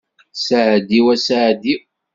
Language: Kabyle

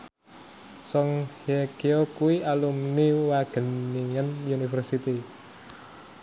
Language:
Javanese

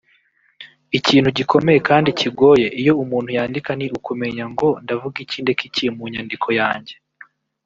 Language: Kinyarwanda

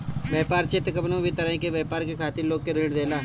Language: Bhojpuri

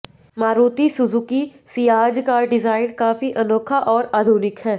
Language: Hindi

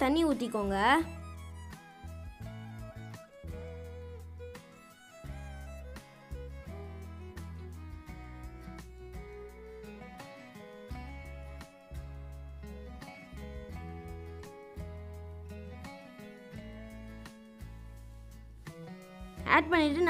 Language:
Hindi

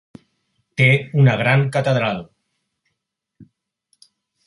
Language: Catalan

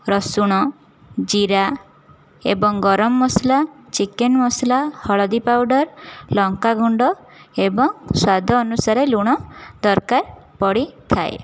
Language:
Odia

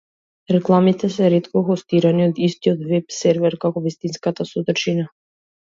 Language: Macedonian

